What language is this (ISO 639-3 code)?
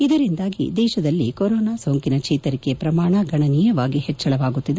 kan